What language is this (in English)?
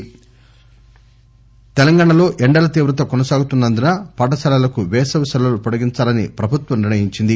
Telugu